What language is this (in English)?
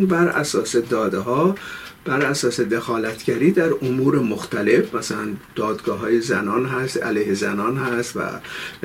Persian